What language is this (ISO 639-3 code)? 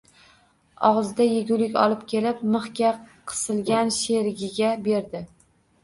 uzb